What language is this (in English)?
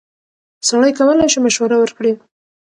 Pashto